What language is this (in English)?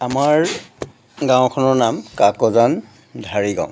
Assamese